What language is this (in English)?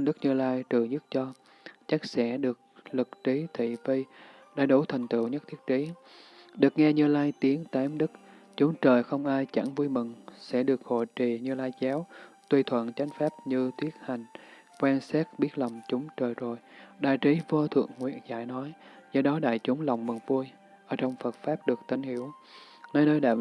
Vietnamese